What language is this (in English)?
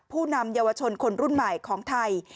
Thai